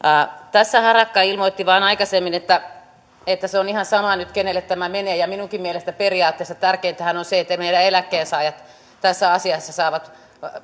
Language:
Finnish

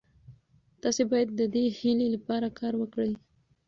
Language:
Pashto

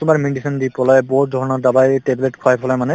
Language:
Assamese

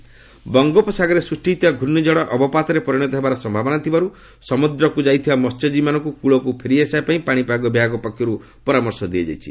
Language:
Odia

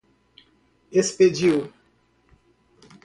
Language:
Portuguese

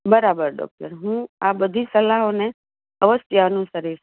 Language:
Gujarati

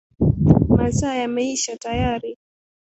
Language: Swahili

